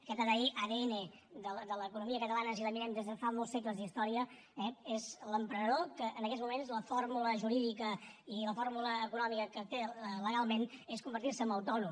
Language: Catalan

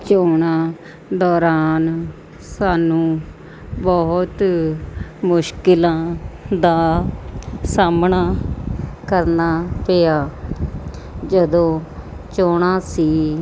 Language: Punjabi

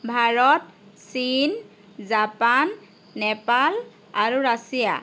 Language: Assamese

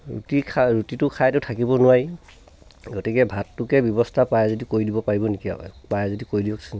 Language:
Assamese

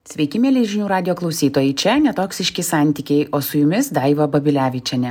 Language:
Lithuanian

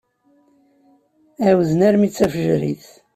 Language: Kabyle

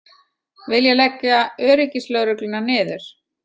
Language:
Icelandic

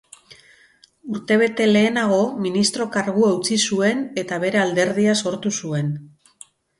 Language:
Basque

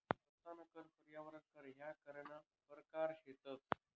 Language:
Marathi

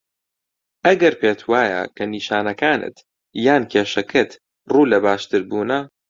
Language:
Central Kurdish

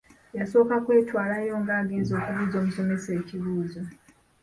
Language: Ganda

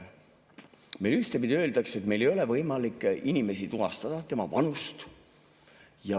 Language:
Estonian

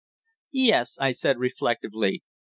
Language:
English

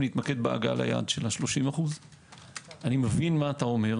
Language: Hebrew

